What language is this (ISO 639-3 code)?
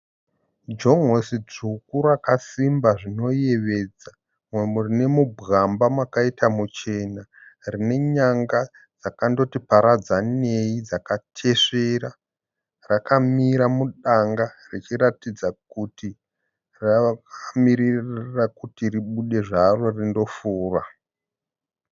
sna